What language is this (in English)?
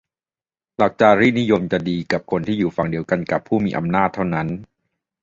Thai